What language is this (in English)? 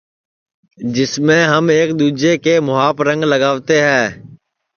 Sansi